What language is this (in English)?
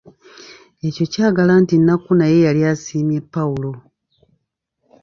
Ganda